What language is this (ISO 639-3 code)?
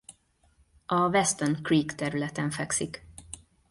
hun